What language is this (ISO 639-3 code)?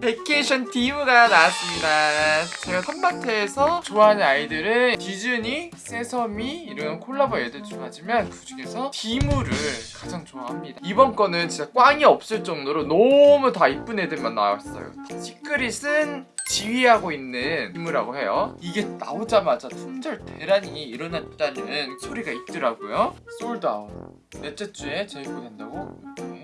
kor